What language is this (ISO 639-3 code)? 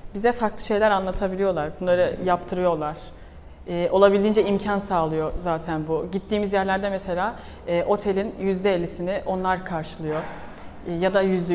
tur